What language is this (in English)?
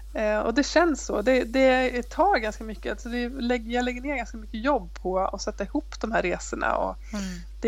Swedish